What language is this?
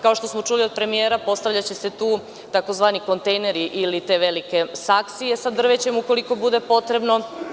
Serbian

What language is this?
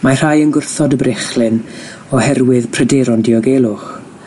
Welsh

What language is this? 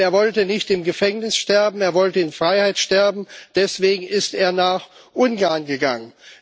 German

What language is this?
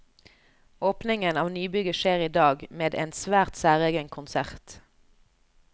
Norwegian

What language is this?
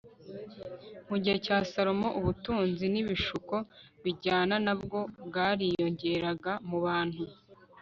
Kinyarwanda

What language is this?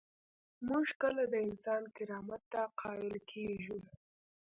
Pashto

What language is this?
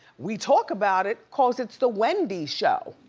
English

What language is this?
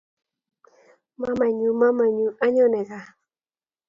Kalenjin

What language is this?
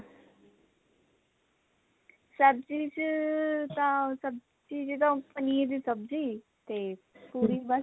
Punjabi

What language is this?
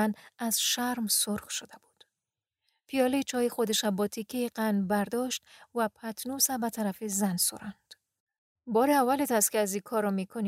Persian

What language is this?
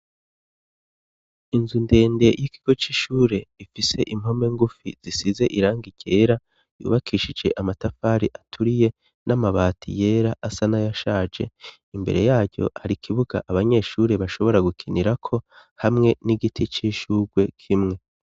Rundi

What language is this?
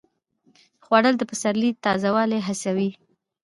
Pashto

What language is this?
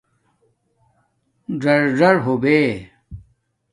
Domaaki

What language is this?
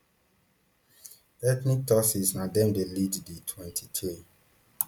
Nigerian Pidgin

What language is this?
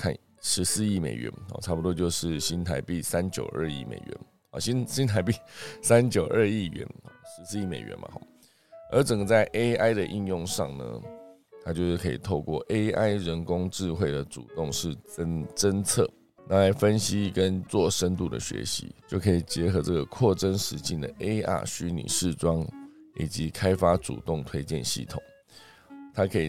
Chinese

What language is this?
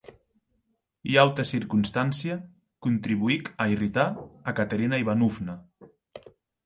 Occitan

